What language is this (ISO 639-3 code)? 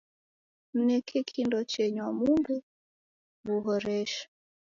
dav